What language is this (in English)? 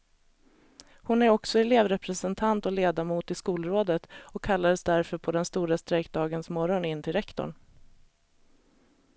Swedish